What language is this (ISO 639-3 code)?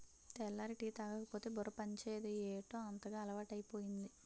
tel